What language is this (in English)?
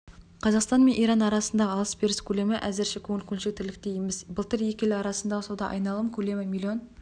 Kazakh